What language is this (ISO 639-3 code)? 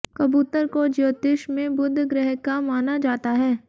hin